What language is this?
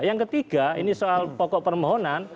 Indonesian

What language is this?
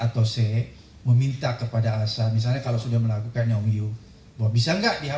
Indonesian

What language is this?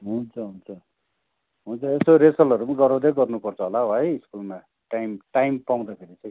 Nepali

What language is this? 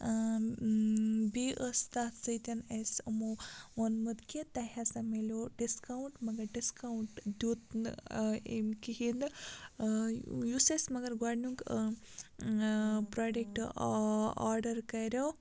Kashmiri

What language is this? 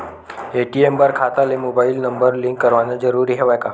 Chhattisgarhi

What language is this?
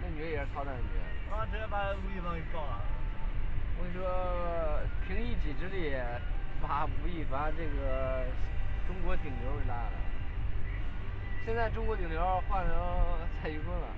Chinese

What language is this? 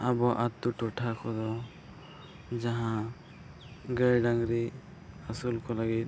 Santali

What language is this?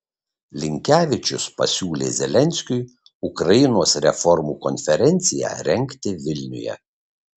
Lithuanian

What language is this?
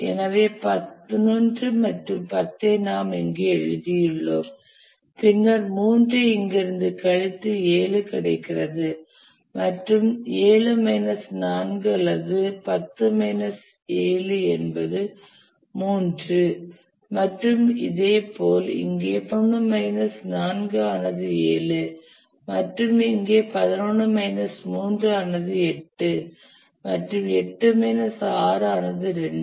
Tamil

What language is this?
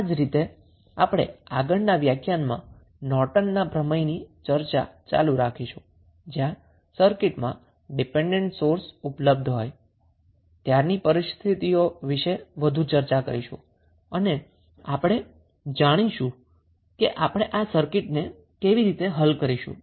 Gujarati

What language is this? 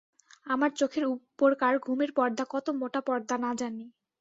Bangla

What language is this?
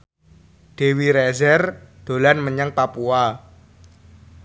Javanese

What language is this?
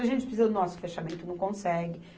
Portuguese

